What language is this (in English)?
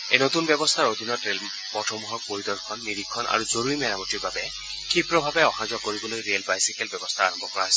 Assamese